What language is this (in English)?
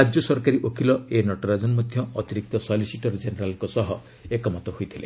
Odia